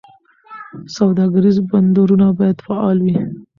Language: Pashto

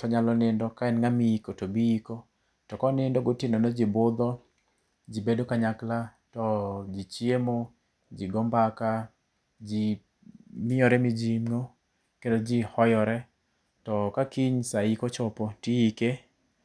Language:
Luo (Kenya and Tanzania)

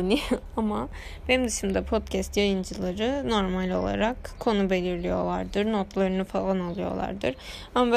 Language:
Turkish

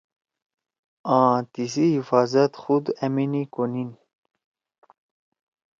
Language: Torwali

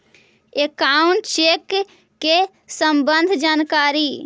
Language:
Magahi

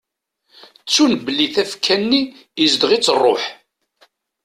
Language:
Kabyle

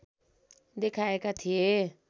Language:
Nepali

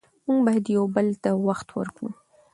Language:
Pashto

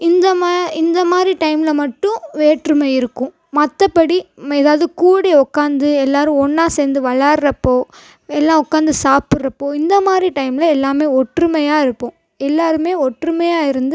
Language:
Tamil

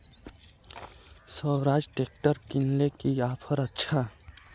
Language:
Magahi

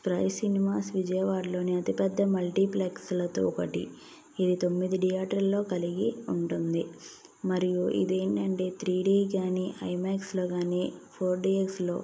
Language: Telugu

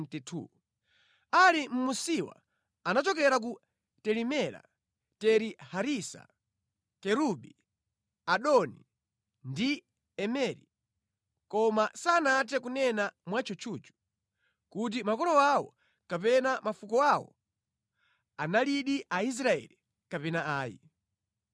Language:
Nyanja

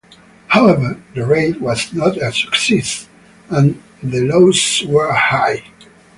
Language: English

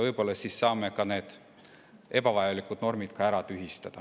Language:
Estonian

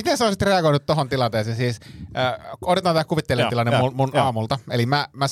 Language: Finnish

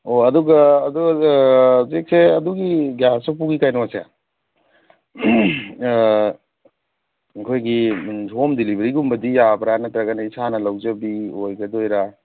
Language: Manipuri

